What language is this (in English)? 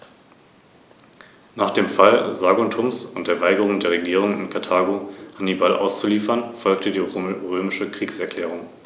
German